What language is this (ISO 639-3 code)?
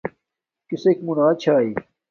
dmk